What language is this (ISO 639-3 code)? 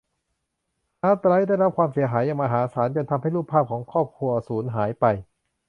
tha